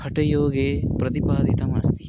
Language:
Sanskrit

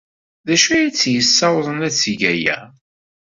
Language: Kabyle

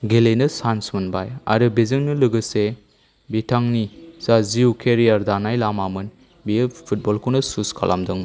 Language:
Bodo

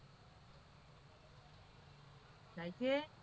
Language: Gujarati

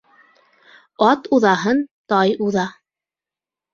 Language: Bashkir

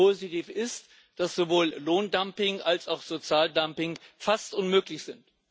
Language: German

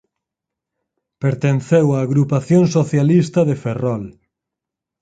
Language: Galician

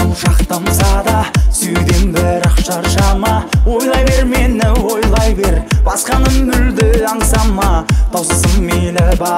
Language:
Polish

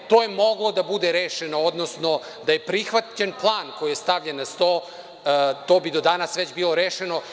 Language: Serbian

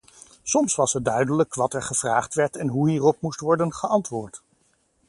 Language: Dutch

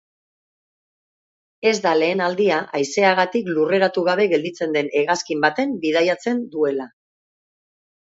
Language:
Basque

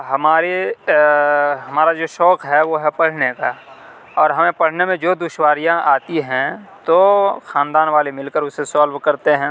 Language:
Urdu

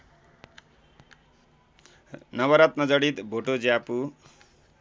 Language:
Nepali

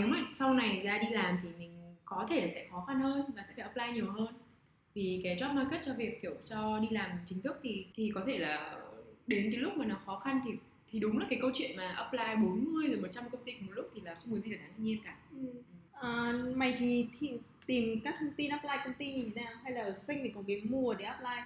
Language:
Vietnamese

